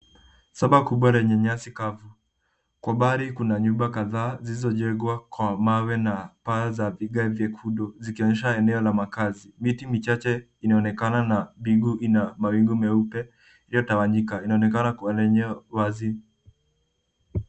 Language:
Swahili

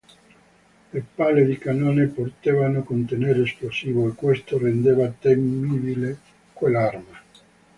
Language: Italian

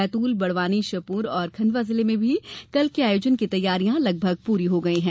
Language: Hindi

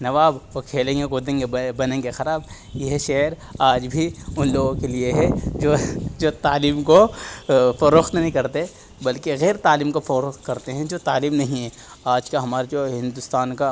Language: Urdu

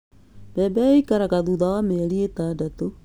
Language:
Kikuyu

